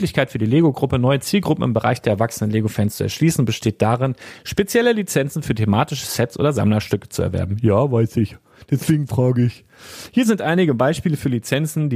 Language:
German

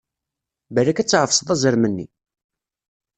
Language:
Kabyle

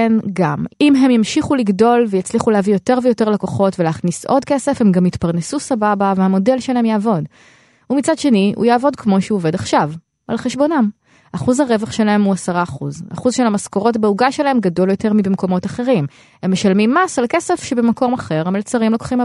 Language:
Hebrew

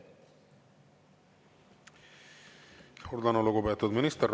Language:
Estonian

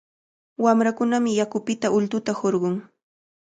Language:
Cajatambo North Lima Quechua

